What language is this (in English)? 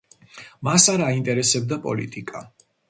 Georgian